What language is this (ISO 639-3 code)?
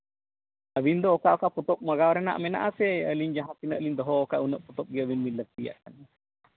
sat